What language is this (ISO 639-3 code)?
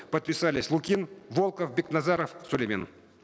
kaz